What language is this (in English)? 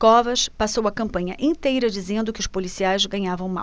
Portuguese